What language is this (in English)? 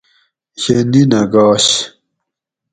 Gawri